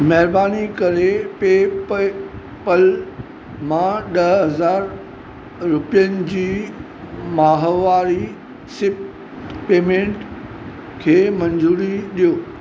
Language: Sindhi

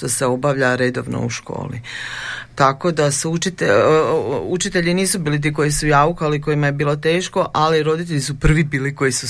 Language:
Croatian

